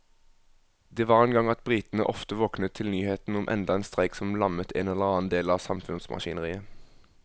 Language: Norwegian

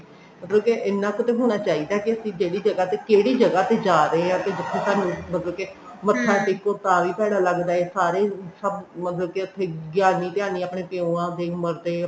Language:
Punjabi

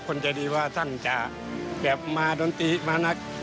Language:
Thai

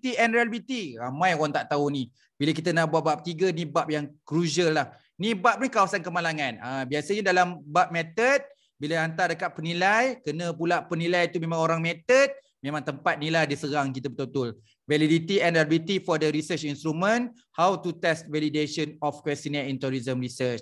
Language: Malay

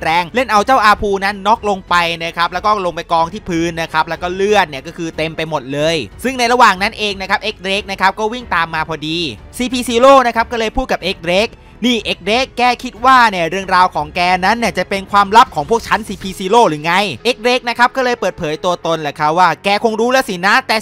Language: Thai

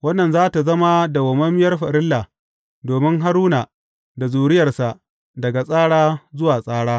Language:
Hausa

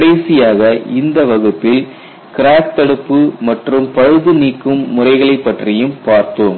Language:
Tamil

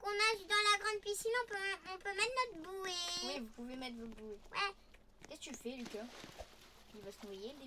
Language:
French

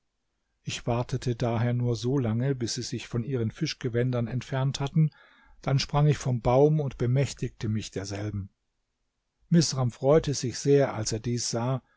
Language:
German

